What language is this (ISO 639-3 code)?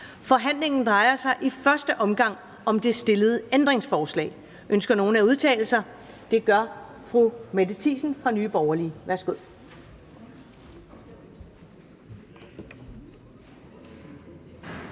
dan